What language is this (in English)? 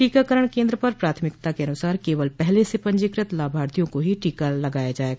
Hindi